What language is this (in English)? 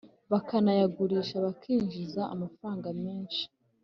Kinyarwanda